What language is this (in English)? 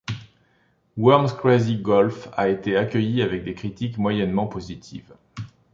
French